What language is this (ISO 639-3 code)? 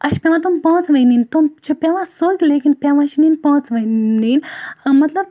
kas